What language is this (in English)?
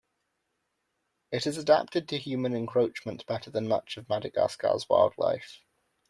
English